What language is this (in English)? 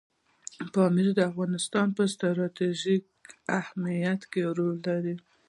Pashto